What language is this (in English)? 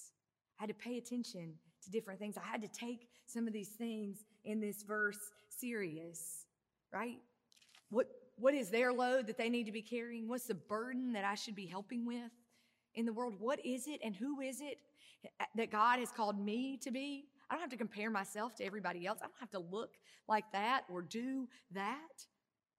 English